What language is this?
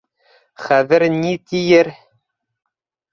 Bashkir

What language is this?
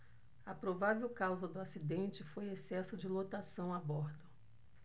Portuguese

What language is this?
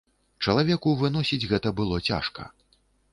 Belarusian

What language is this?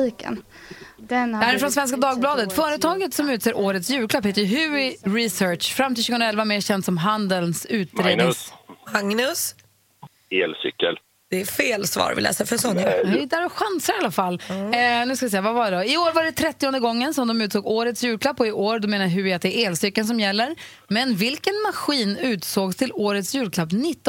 Swedish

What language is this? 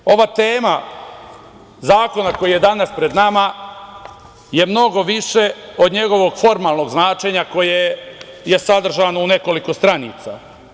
Serbian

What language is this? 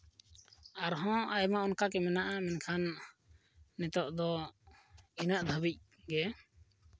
Santali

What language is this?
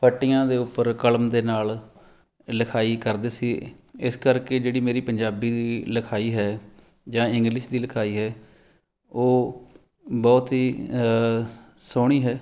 Punjabi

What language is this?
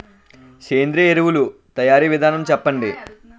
Telugu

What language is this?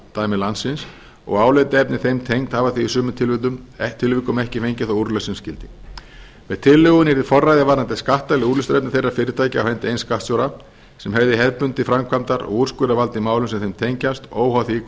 Icelandic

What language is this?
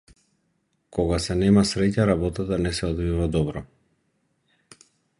Macedonian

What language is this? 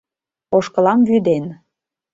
Mari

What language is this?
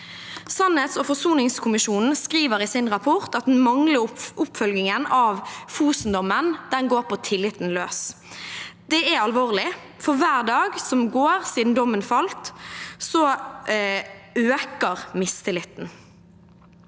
Norwegian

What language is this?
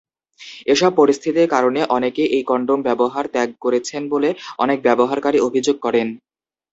Bangla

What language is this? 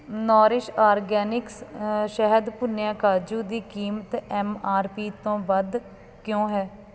Punjabi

